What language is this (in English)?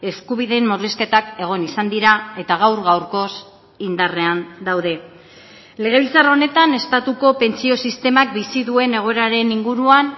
Basque